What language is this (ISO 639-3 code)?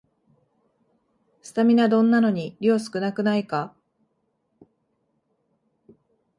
jpn